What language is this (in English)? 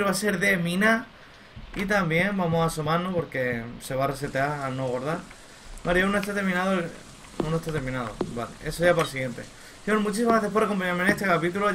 Spanish